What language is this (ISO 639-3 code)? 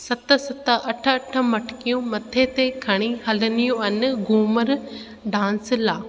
snd